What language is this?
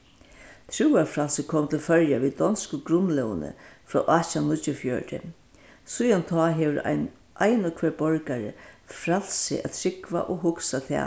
Faroese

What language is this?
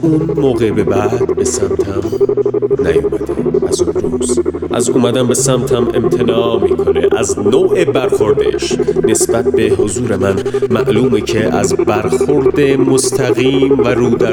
Persian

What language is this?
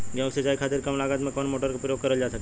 Bhojpuri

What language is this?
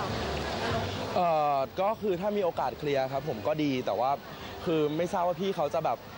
Thai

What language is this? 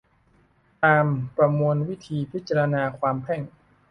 Thai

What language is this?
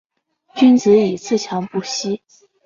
Chinese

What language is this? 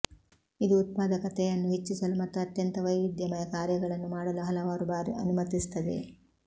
Kannada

